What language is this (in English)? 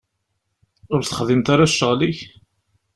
Kabyle